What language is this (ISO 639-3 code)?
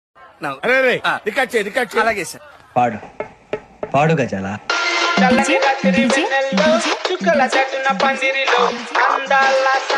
tel